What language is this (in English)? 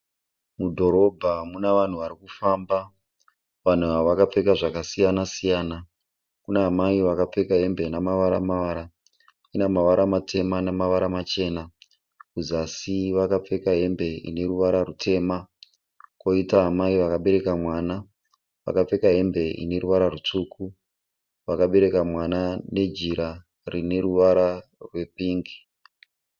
Shona